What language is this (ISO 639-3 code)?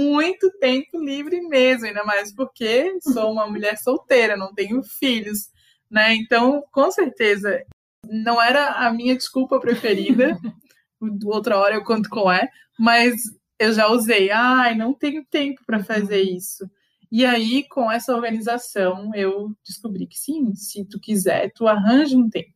por